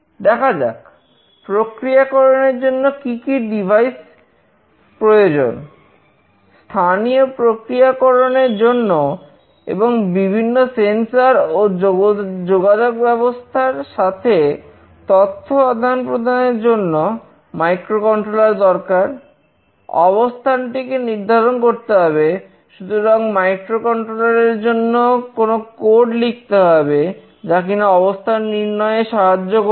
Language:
Bangla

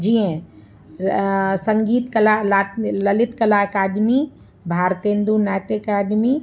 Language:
Sindhi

